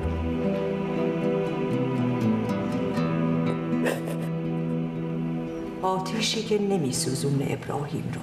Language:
Persian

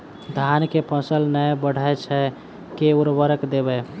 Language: Maithili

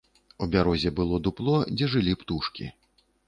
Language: Belarusian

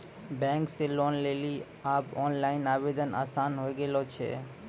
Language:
Maithili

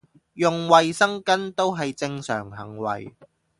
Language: Cantonese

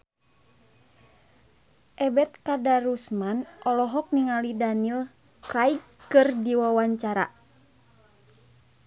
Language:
Sundanese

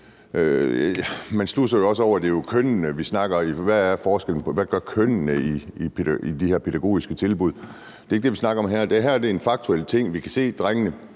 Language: Danish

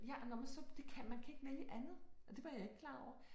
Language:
Danish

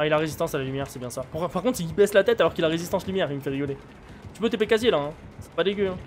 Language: French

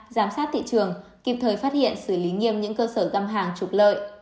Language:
Vietnamese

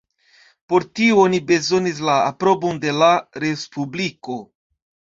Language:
Esperanto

